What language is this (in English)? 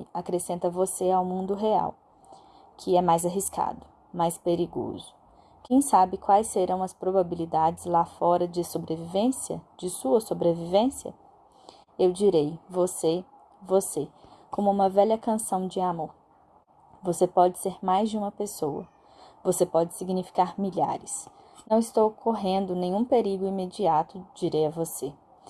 Portuguese